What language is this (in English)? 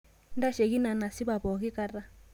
Masai